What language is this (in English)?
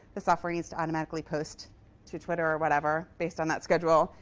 English